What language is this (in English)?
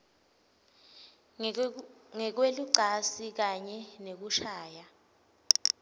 Swati